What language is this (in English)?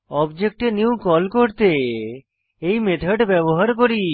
Bangla